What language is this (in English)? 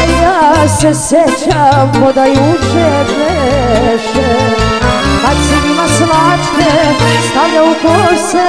Romanian